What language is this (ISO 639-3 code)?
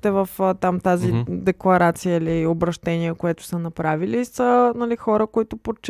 bul